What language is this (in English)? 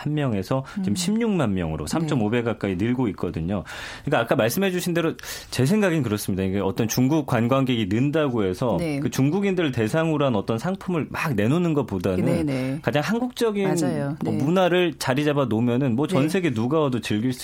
Korean